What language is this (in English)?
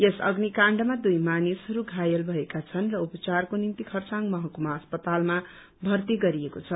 Nepali